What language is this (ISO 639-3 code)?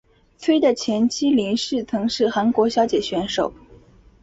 zho